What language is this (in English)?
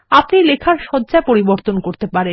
Bangla